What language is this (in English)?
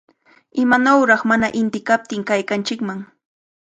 Cajatambo North Lima Quechua